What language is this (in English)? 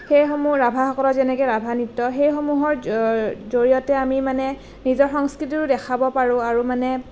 Assamese